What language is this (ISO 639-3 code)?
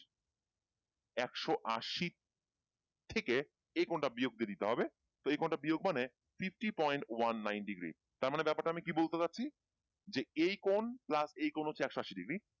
ben